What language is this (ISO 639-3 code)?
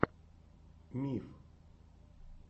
rus